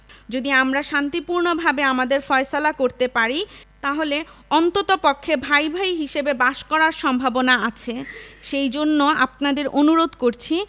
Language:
Bangla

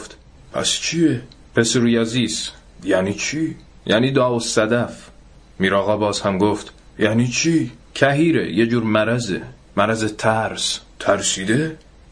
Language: Persian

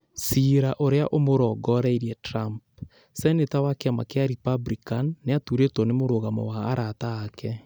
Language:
Kikuyu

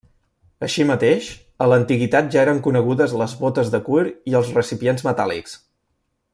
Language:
Catalan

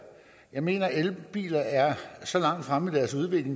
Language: Danish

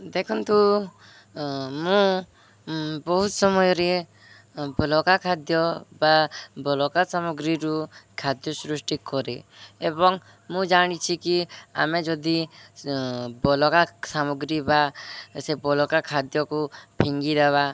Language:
Odia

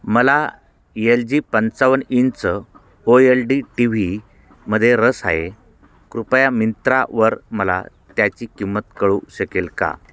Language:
Marathi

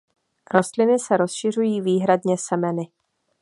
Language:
Czech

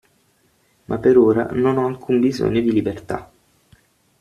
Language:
Italian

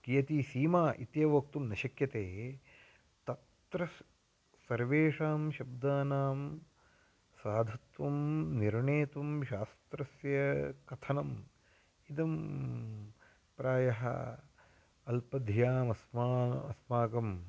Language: Sanskrit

